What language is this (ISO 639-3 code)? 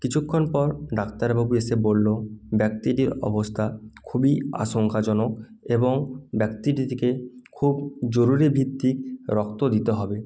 ben